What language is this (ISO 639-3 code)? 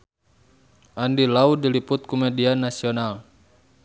sun